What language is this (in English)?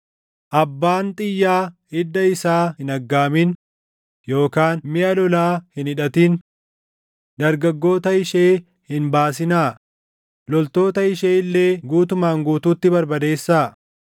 Oromo